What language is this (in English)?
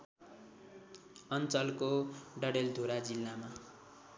Nepali